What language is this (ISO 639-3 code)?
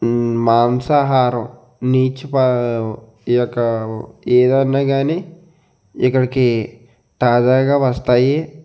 tel